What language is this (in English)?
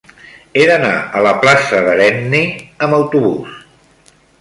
Catalan